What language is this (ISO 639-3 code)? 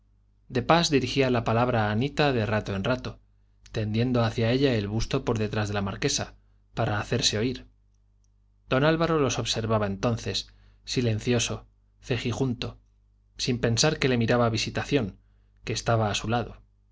spa